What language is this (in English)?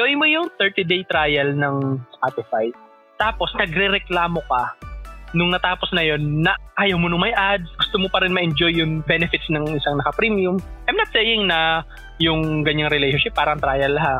Filipino